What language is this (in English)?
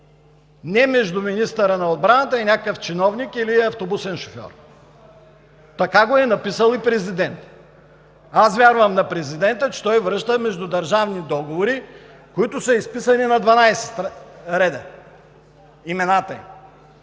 Bulgarian